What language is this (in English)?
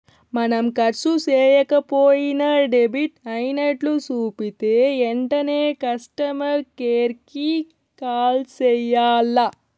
Telugu